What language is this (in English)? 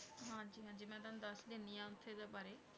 Punjabi